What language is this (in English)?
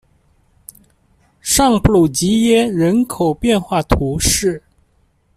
Chinese